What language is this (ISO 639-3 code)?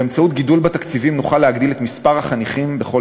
heb